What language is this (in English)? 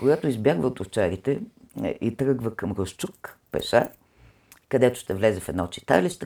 Bulgarian